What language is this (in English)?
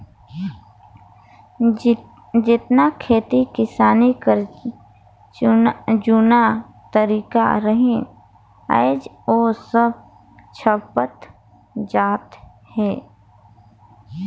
Chhattisgarhi